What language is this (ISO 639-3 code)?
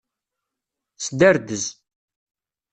kab